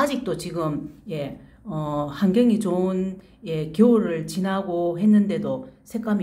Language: Korean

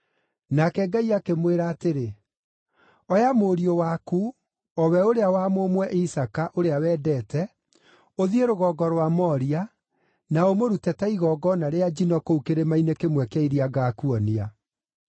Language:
Kikuyu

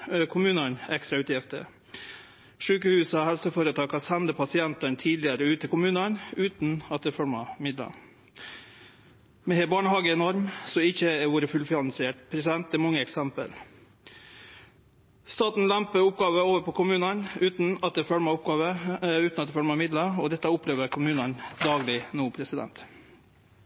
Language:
Norwegian Nynorsk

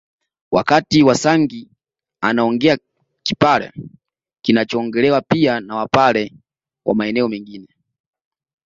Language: Swahili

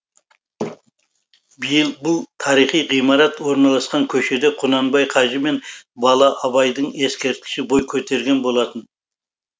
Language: Kazakh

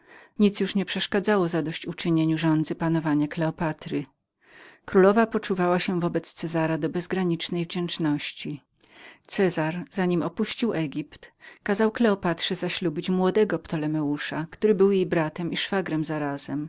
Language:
Polish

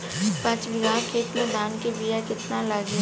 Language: Bhojpuri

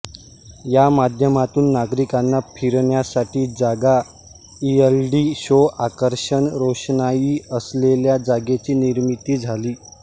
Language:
Marathi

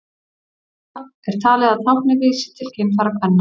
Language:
Icelandic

